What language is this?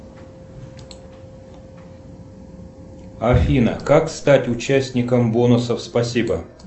Russian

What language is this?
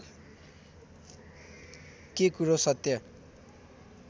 Nepali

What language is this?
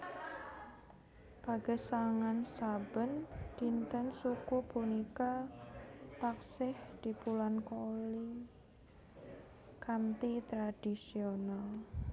Javanese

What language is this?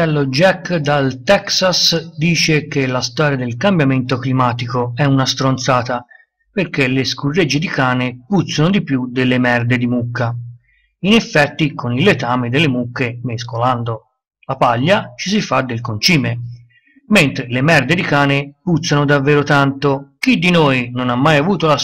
Italian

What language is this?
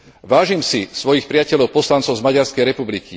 Slovak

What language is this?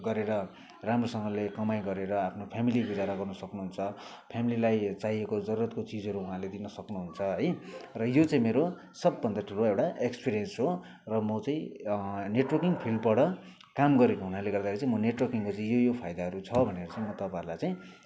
Nepali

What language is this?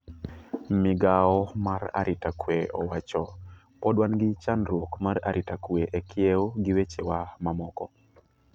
Luo (Kenya and Tanzania)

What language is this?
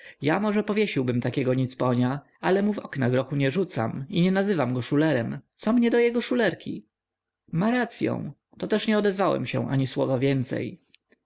Polish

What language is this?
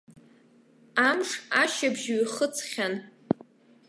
Abkhazian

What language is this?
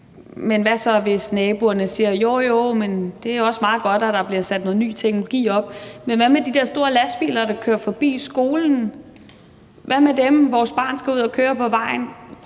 Danish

